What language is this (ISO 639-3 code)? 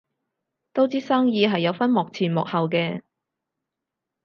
yue